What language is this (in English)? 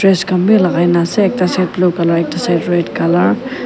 Naga Pidgin